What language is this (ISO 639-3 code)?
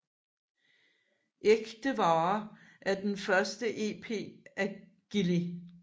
dan